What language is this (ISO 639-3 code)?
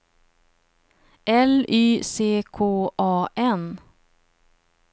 swe